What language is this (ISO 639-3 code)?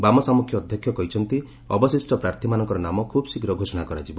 ori